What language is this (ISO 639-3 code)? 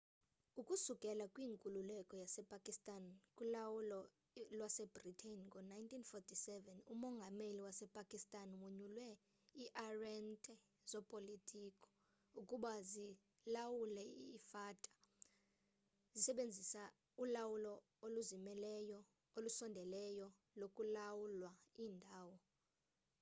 xho